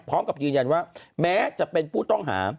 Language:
Thai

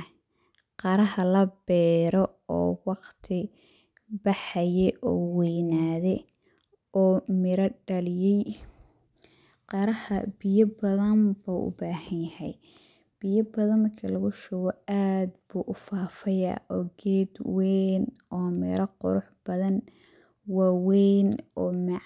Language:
Somali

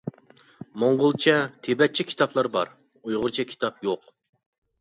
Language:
Uyghur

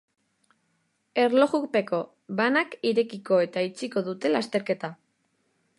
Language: Basque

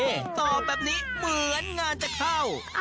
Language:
Thai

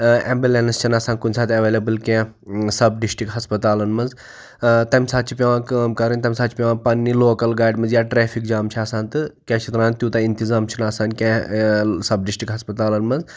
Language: Kashmiri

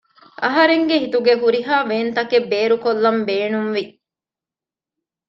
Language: Divehi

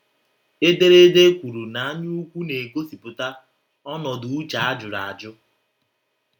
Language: Igbo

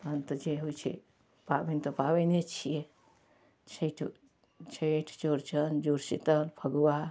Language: Maithili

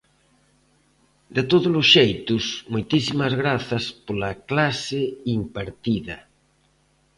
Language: Galician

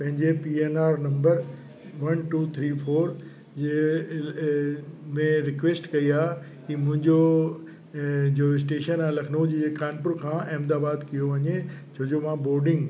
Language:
Sindhi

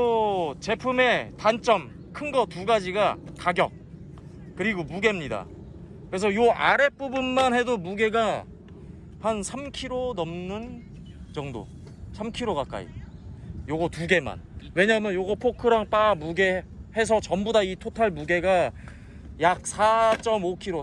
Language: Korean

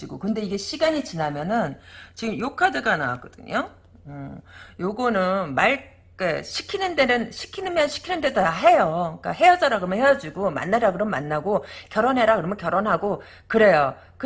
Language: Korean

